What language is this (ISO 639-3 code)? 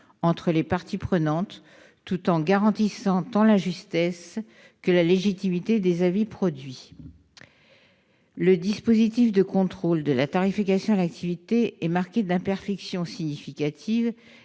fra